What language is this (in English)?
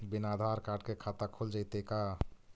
Magahi